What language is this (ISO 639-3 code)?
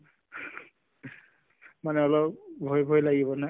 asm